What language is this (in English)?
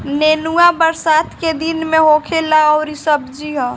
Bhojpuri